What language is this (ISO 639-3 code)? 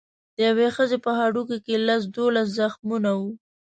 pus